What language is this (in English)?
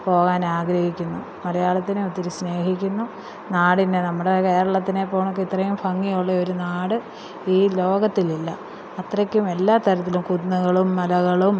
Malayalam